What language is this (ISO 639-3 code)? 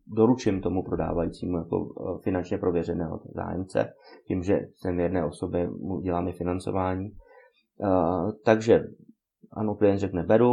ces